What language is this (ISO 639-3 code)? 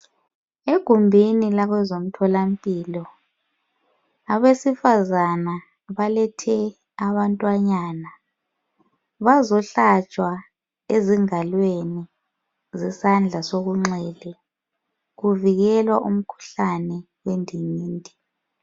nde